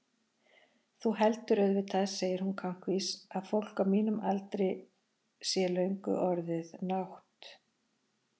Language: Icelandic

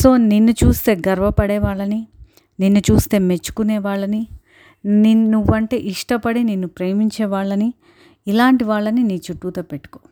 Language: Telugu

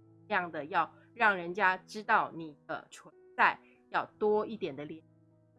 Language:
Chinese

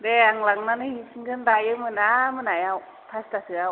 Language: Bodo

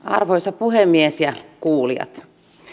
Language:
Finnish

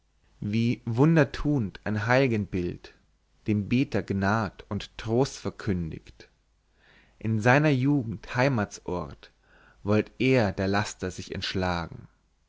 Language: German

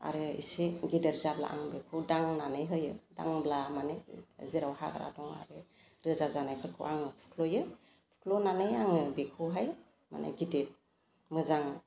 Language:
Bodo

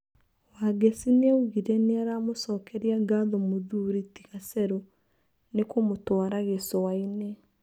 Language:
Kikuyu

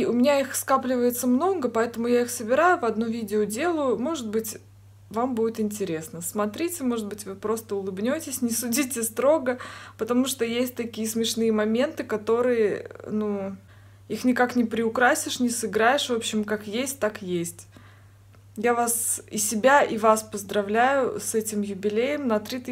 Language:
Russian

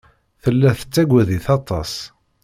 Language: Kabyle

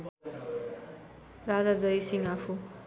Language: Nepali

